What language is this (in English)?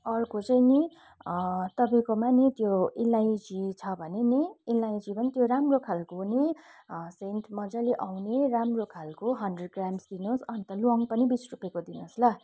Nepali